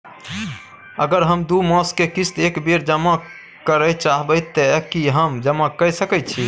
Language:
Maithili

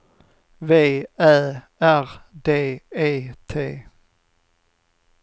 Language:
Swedish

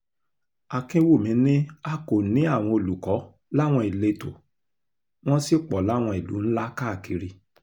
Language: Yoruba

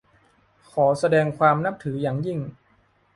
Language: Thai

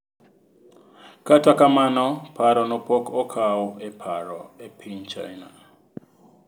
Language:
Luo (Kenya and Tanzania)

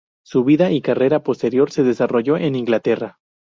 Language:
Spanish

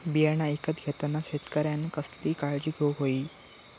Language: Marathi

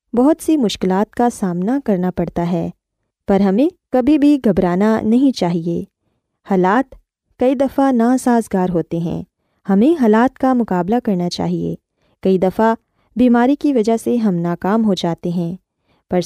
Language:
Urdu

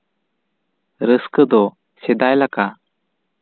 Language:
Santali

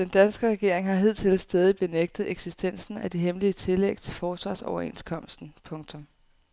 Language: Danish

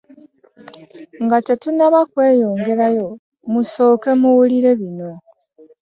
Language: Ganda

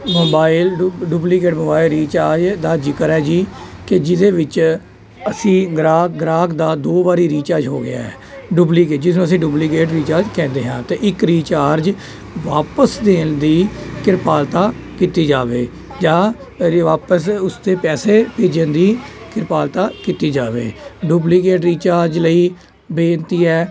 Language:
Punjabi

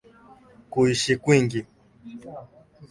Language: Swahili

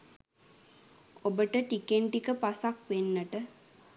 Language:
Sinhala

